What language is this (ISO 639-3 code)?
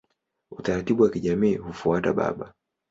swa